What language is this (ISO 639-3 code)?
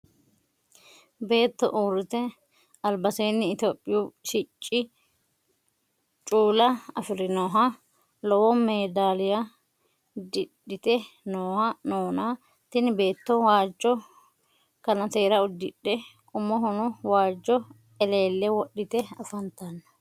sid